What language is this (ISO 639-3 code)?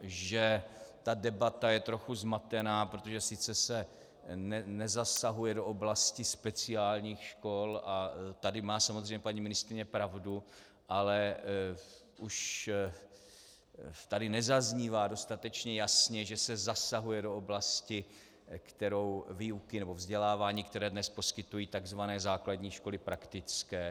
ces